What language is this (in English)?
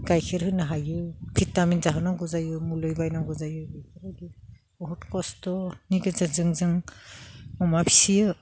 Bodo